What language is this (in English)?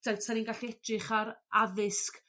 Welsh